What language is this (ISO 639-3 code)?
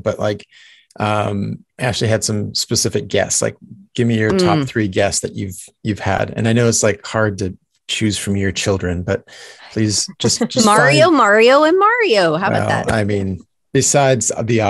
eng